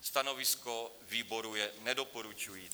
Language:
Czech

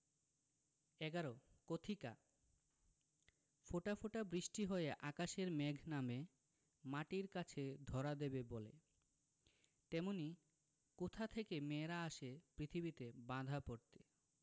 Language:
Bangla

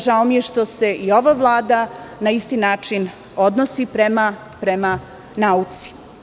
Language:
Serbian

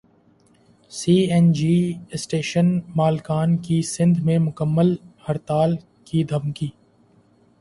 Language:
Urdu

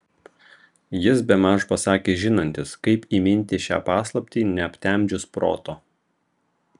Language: Lithuanian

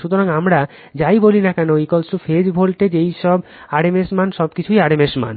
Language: Bangla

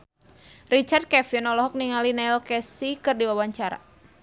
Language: Sundanese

